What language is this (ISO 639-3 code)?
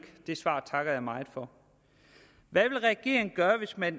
dan